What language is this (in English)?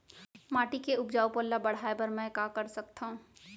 Chhattisgarhi